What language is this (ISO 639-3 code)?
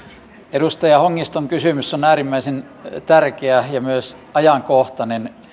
fin